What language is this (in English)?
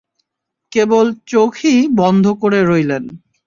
Bangla